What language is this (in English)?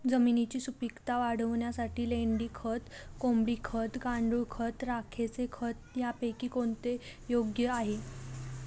Marathi